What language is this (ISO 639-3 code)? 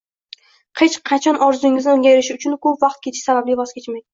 uzb